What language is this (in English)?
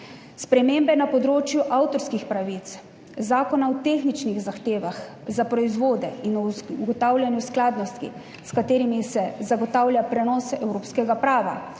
Slovenian